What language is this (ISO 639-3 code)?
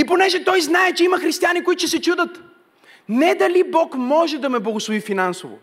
bul